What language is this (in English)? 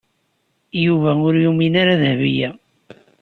Kabyle